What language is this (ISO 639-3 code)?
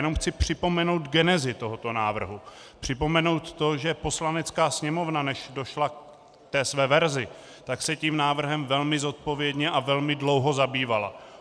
ces